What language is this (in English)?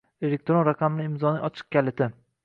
Uzbek